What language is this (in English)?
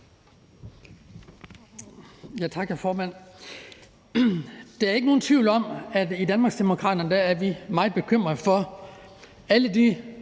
Danish